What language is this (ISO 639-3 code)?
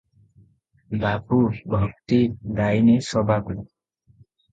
ori